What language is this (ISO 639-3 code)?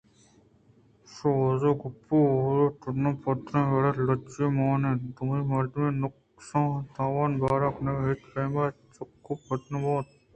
bgp